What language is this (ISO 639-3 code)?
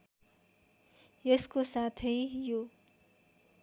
nep